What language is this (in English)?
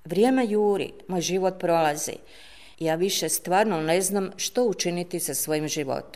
Croatian